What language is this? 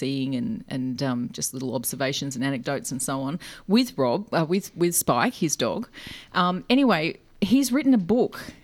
English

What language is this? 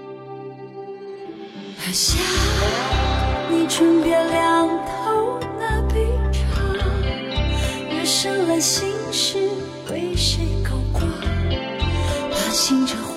Chinese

